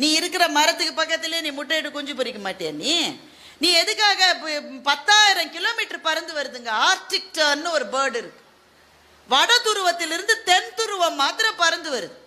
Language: Tamil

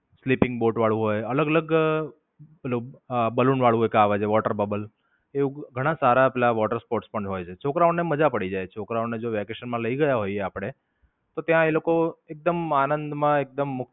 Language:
Gujarati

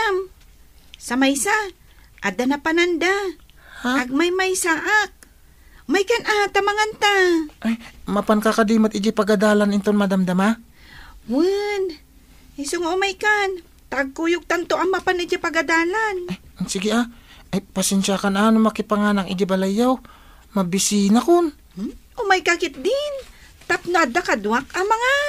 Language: Filipino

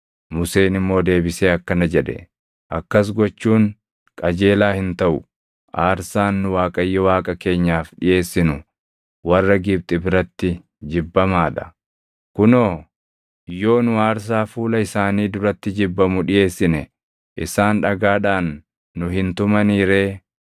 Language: Oromo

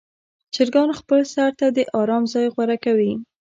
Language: Pashto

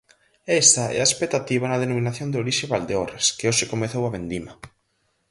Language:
Galician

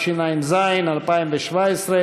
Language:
Hebrew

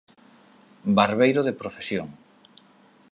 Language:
Galician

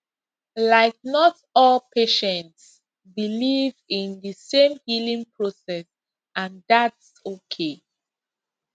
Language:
Nigerian Pidgin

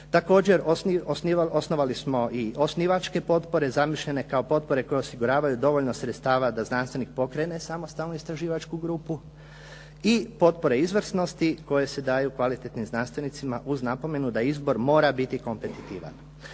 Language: Croatian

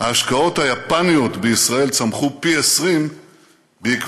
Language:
Hebrew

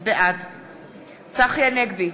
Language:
Hebrew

